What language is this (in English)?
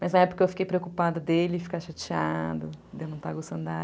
Portuguese